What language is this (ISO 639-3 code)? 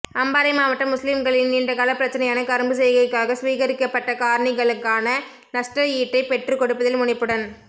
tam